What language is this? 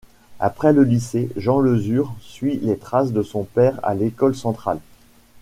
French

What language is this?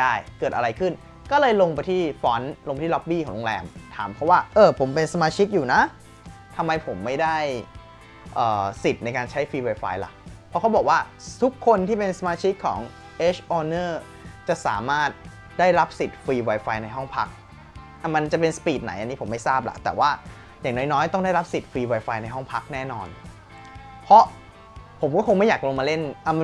Thai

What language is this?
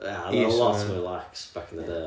Welsh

